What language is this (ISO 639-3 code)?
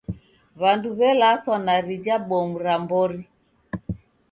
dav